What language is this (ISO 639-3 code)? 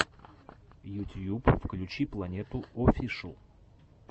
rus